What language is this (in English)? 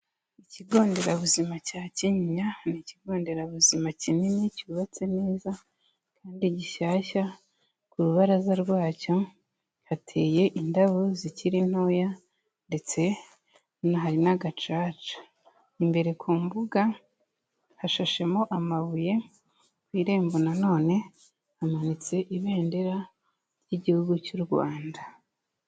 Kinyarwanda